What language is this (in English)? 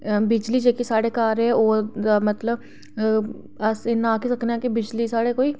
Dogri